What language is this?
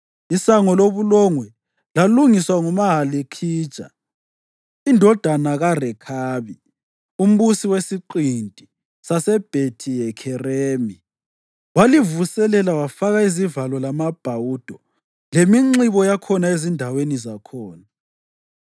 North Ndebele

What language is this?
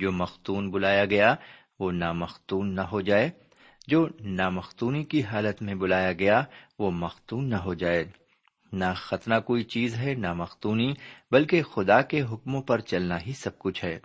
Urdu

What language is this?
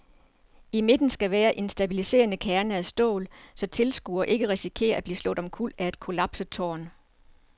Danish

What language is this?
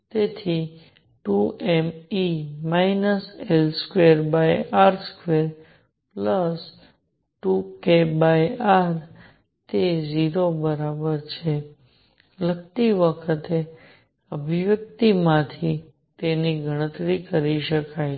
Gujarati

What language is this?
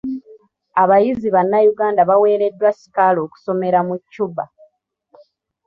Ganda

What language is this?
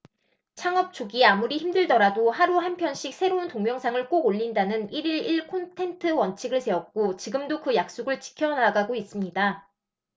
Korean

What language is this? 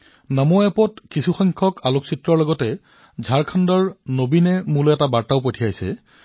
Assamese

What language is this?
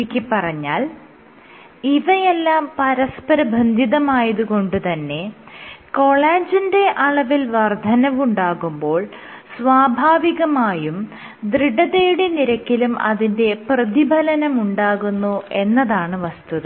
Malayalam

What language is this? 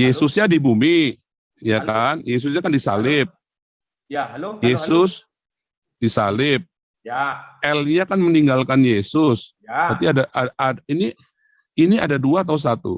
Indonesian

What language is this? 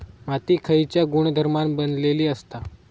Marathi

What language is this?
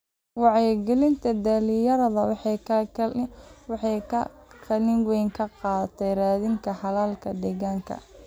Somali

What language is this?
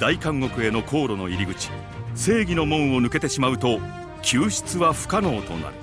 Japanese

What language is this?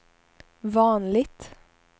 Swedish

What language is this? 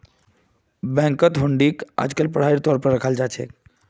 Magahi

